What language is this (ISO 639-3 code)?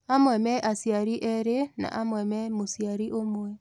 kik